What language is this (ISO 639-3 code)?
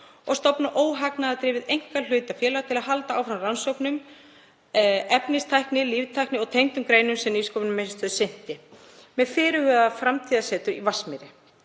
isl